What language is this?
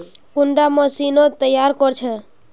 Magahi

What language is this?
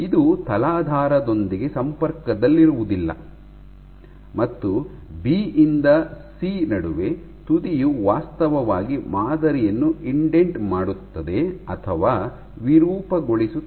Kannada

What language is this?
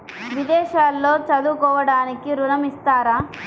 Telugu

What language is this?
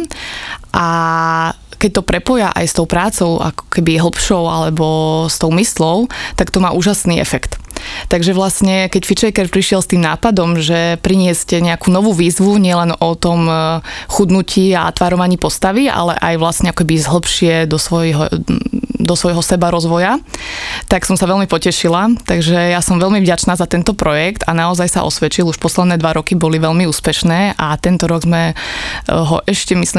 Slovak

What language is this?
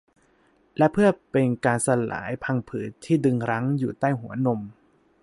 Thai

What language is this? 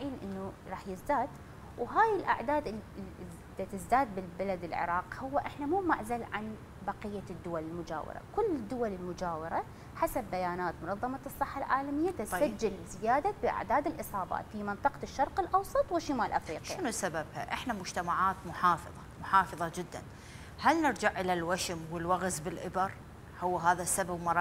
Arabic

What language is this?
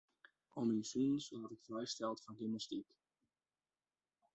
Western Frisian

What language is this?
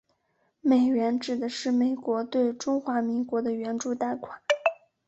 Chinese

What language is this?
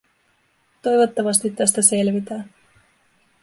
Finnish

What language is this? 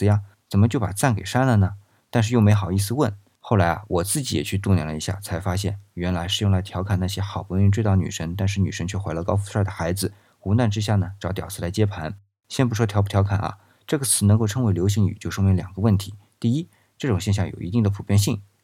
Chinese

